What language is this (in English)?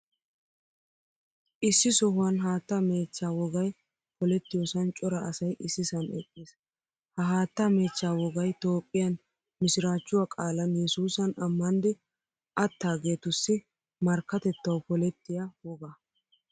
Wolaytta